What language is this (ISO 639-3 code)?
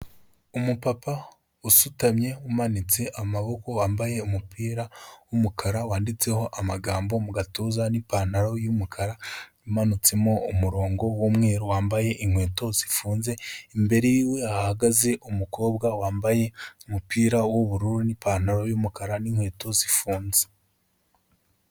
kin